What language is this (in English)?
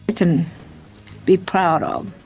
English